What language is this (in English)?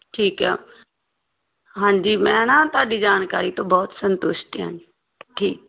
Punjabi